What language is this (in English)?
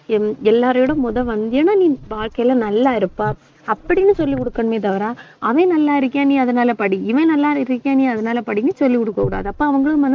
Tamil